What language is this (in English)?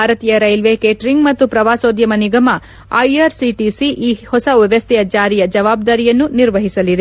Kannada